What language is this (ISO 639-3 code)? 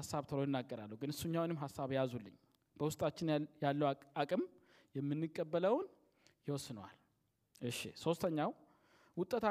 amh